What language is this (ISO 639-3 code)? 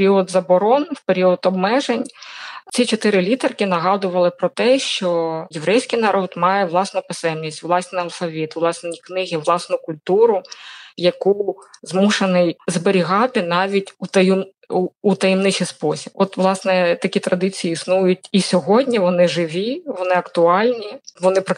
ukr